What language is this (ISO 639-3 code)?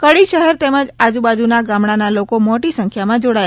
guj